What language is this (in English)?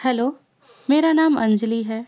Urdu